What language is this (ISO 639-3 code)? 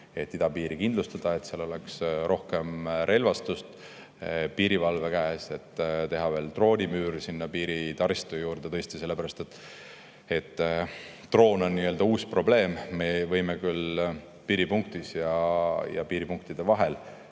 est